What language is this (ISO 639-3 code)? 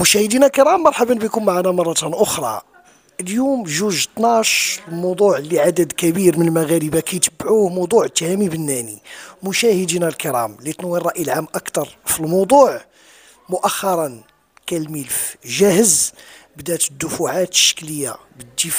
ara